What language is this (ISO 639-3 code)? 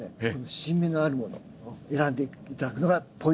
jpn